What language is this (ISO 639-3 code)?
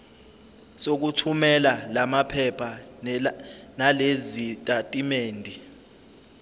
zul